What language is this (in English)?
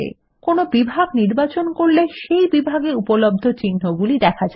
Bangla